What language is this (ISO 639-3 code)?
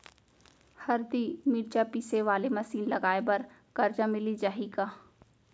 hne